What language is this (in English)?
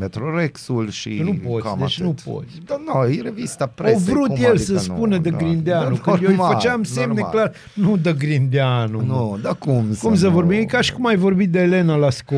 Romanian